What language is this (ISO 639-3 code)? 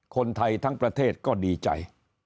tha